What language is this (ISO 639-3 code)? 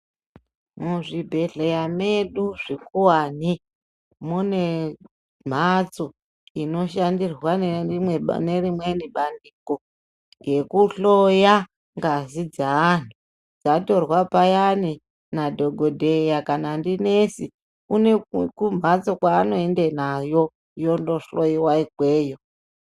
ndc